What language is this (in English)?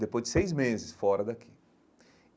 Portuguese